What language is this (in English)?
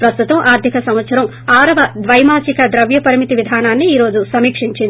Telugu